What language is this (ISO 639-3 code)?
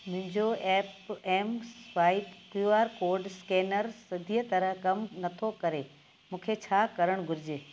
snd